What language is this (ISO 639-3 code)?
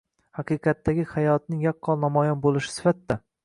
uzb